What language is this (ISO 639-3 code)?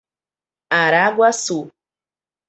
por